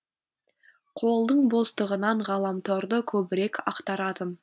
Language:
Kazakh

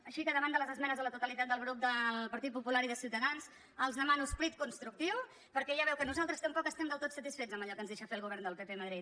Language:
Catalan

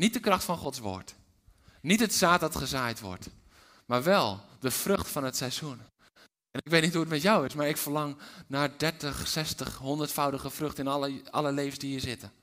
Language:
Dutch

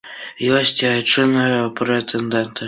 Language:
Belarusian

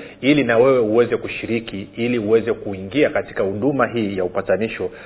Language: Swahili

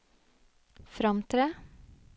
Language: Norwegian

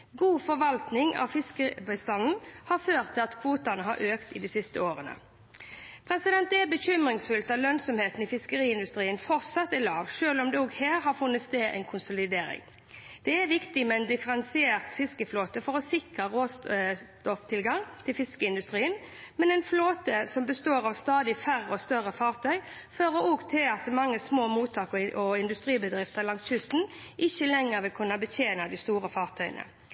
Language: Norwegian Bokmål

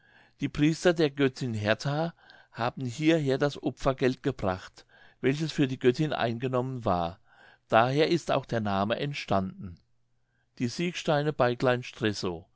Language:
German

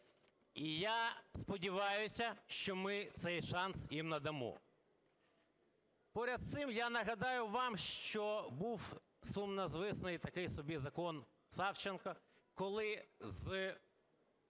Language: Ukrainian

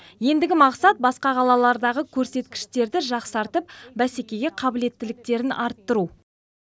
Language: Kazakh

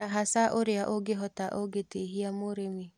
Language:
Kikuyu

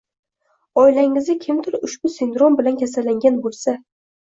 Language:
Uzbek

